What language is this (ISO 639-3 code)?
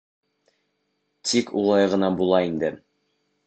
bak